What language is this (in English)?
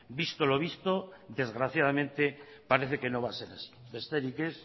Spanish